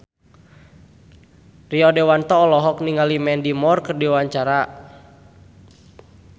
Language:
Sundanese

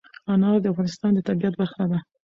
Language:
Pashto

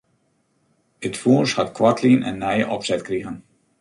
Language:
Western Frisian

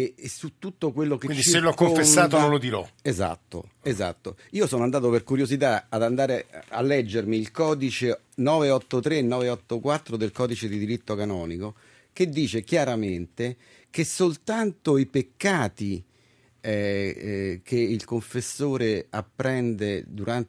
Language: Italian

